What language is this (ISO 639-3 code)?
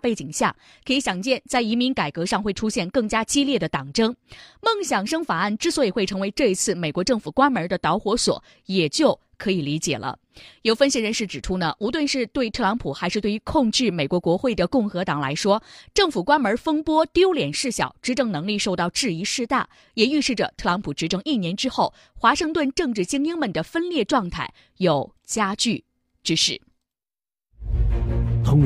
zho